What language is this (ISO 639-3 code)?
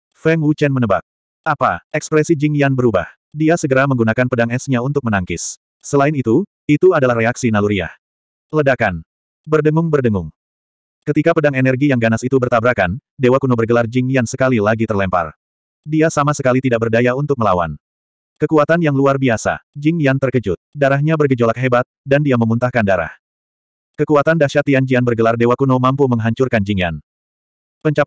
ind